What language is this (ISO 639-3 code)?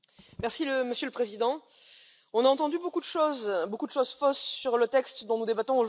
fra